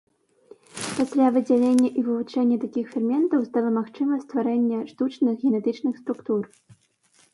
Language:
Belarusian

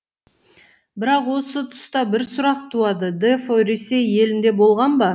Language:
Kazakh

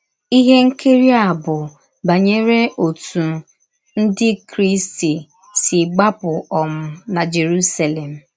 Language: Igbo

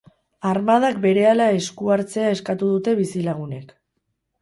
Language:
Basque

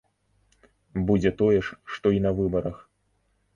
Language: Belarusian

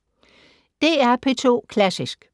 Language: Danish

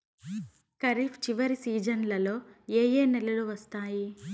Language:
Telugu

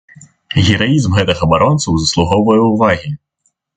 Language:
Belarusian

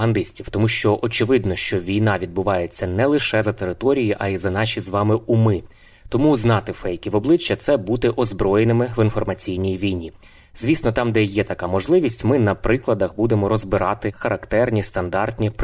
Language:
Ukrainian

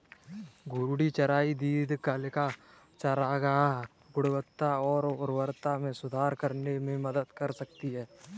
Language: Hindi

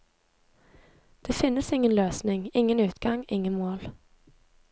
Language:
Norwegian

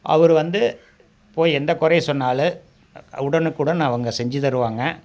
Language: Tamil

